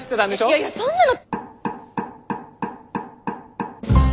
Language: Japanese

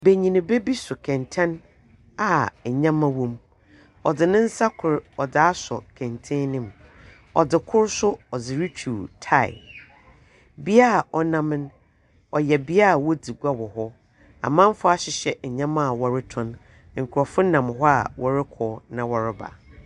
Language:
Akan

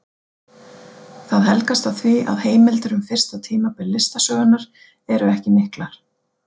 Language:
Icelandic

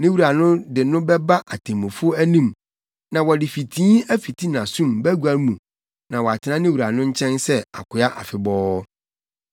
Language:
Akan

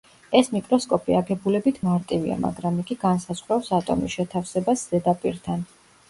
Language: Georgian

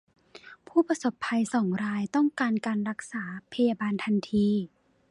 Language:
Thai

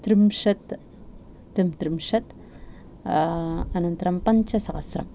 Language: Sanskrit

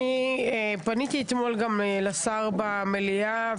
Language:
Hebrew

